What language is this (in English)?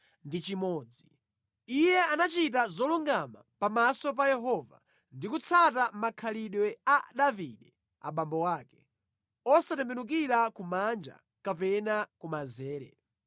Nyanja